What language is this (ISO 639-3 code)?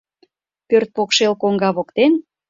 chm